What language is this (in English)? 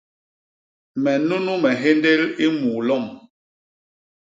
Basaa